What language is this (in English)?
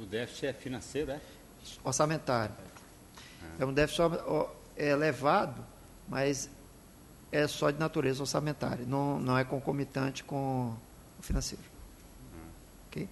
Portuguese